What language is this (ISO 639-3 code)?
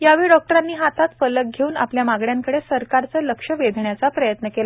mar